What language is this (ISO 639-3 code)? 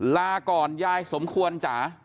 tha